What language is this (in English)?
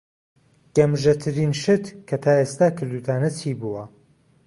Central Kurdish